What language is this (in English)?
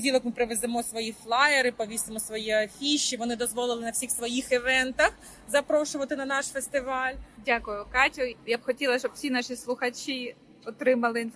Ukrainian